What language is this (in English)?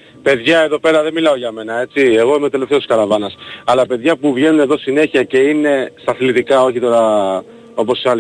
Greek